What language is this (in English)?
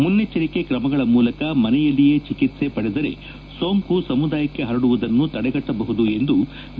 Kannada